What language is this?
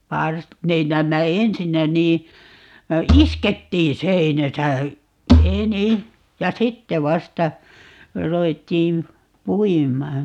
Finnish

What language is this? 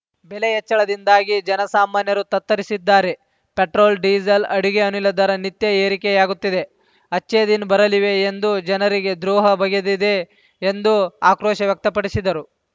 Kannada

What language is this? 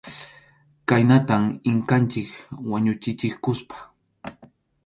Arequipa-La Unión Quechua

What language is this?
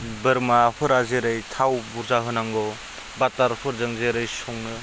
Bodo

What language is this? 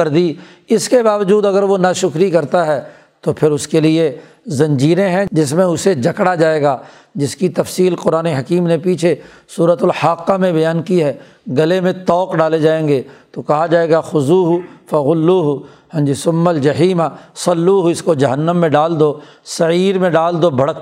Urdu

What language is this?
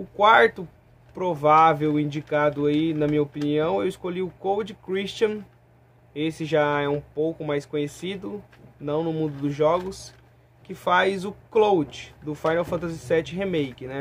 Portuguese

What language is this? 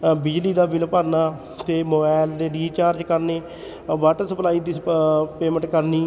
Punjabi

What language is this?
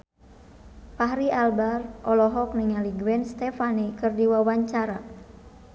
Sundanese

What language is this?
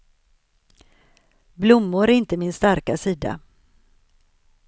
Swedish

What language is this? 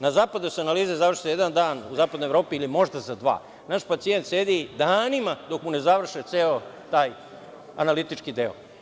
Serbian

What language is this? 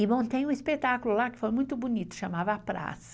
Portuguese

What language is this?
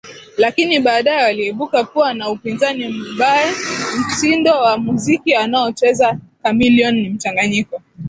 Swahili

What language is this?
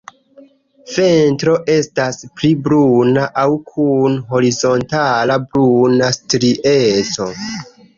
Esperanto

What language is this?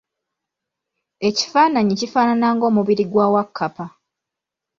Ganda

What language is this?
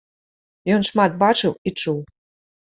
Belarusian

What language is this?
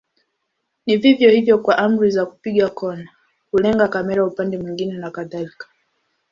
Swahili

